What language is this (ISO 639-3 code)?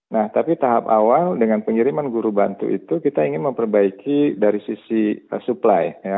ind